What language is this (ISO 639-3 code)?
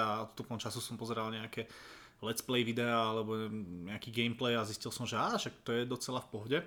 slk